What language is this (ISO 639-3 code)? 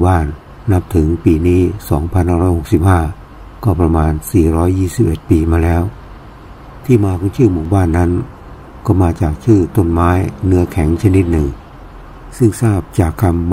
tha